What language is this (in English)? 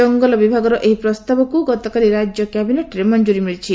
Odia